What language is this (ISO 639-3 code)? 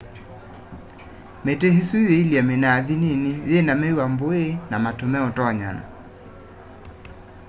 kam